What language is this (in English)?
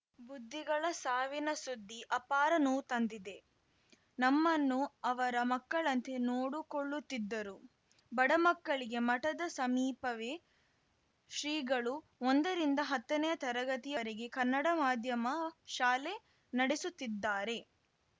Kannada